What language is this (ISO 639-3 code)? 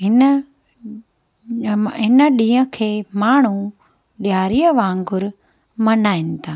snd